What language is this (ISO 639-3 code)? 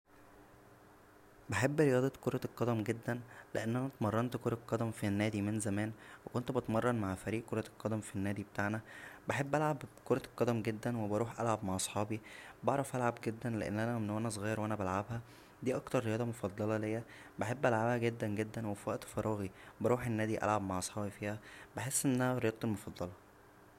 arz